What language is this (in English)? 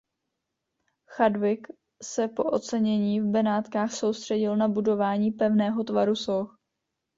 Czech